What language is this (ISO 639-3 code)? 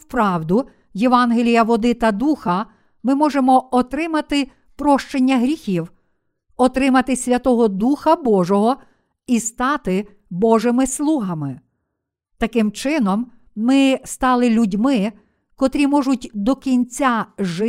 ukr